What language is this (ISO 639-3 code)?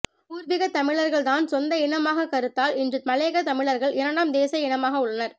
tam